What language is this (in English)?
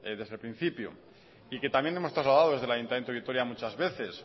Spanish